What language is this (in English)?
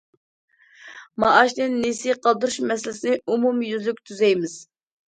Uyghur